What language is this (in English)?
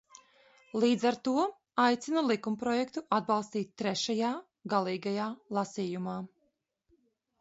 Latvian